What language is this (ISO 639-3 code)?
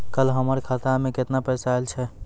mai